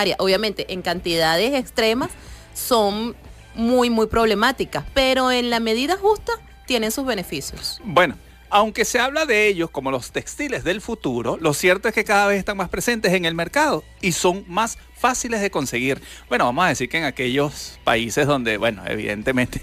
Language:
Spanish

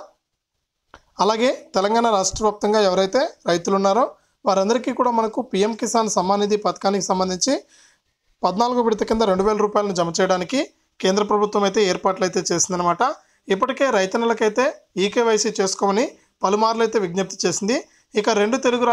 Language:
Arabic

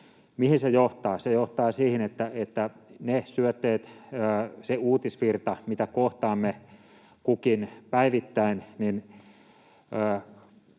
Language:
Finnish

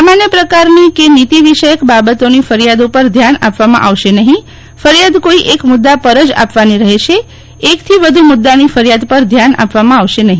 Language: Gujarati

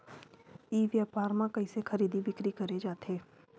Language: Chhattisgarhi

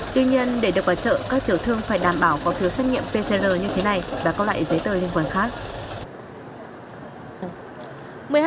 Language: Vietnamese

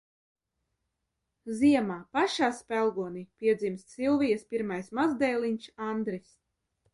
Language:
Latvian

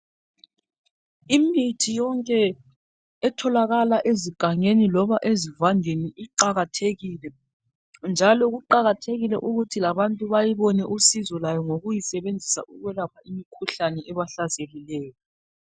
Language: North Ndebele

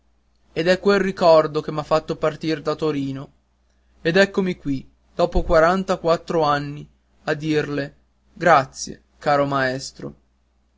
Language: Italian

